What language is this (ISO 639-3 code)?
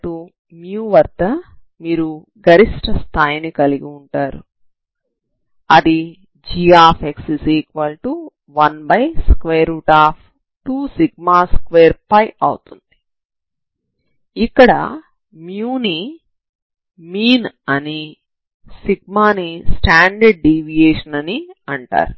tel